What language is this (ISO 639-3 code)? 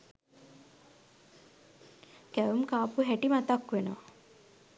sin